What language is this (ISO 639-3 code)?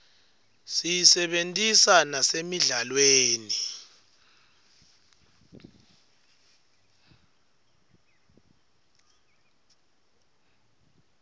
ssw